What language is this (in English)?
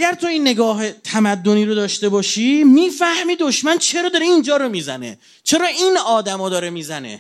Persian